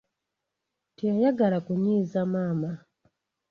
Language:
Ganda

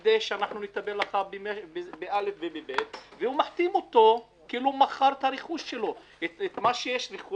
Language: Hebrew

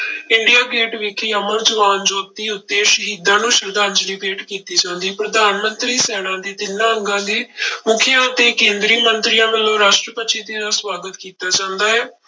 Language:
Punjabi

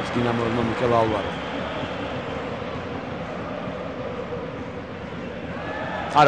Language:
Romanian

